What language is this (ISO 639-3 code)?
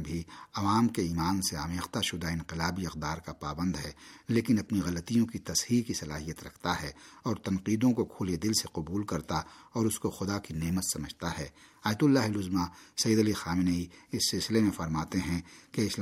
urd